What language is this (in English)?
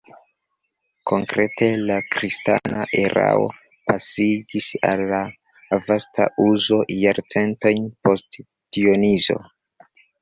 Esperanto